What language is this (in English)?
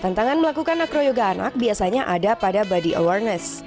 Indonesian